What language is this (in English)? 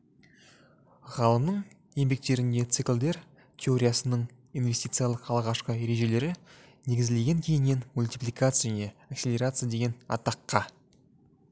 Kazakh